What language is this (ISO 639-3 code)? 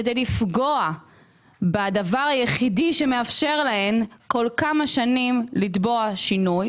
heb